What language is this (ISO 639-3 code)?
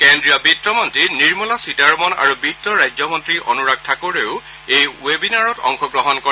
asm